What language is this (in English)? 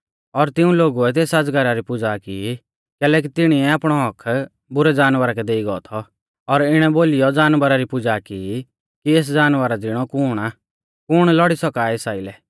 Mahasu Pahari